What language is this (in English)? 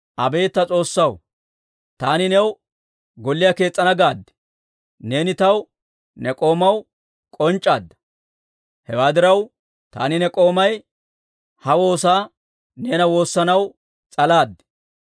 Dawro